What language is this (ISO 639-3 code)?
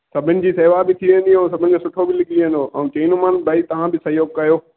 snd